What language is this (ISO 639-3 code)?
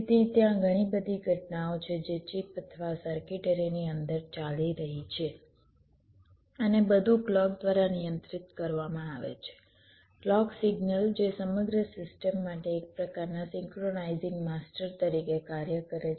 guj